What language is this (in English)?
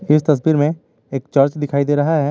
Hindi